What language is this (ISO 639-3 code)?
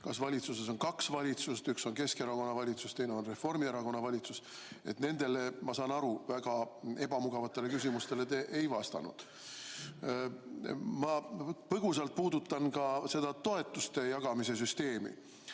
est